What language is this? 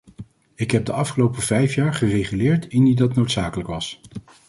Dutch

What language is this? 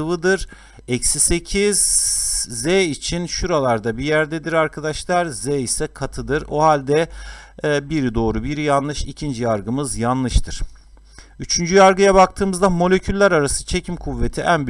Turkish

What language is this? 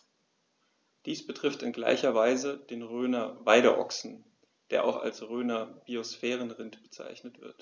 German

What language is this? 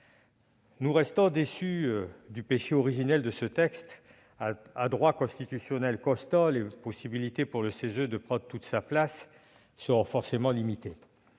French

